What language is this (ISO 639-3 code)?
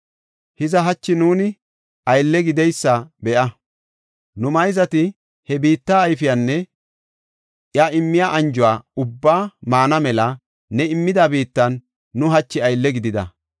gof